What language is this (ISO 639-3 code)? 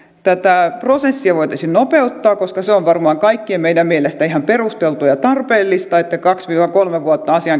fin